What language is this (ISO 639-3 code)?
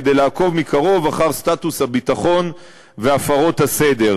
heb